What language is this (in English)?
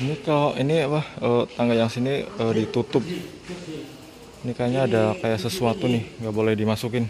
Indonesian